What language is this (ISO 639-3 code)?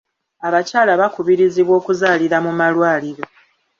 lug